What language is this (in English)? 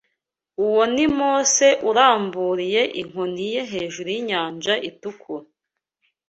Kinyarwanda